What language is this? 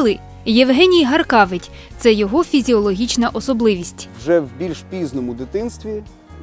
Ukrainian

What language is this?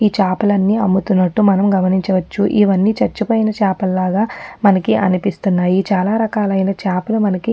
Telugu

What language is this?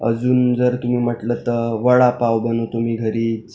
Marathi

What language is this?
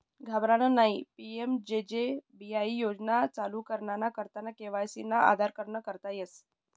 Marathi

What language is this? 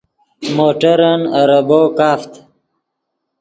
Yidgha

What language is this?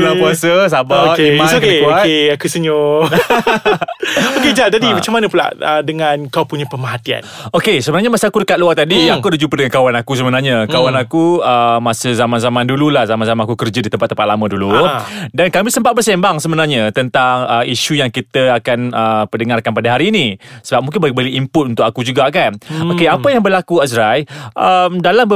Malay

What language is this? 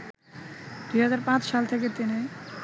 Bangla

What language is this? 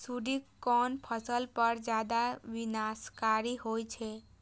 Maithili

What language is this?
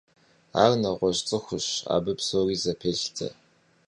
Kabardian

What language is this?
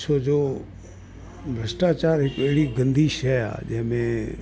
Sindhi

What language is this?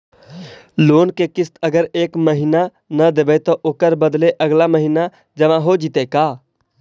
Magahi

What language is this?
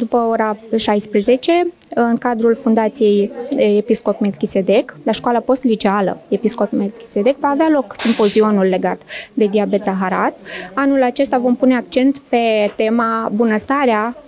Romanian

